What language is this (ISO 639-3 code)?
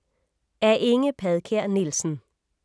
dan